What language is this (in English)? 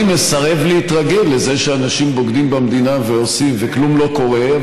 Hebrew